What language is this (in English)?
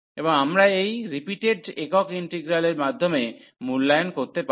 Bangla